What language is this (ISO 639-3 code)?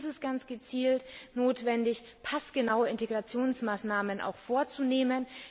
deu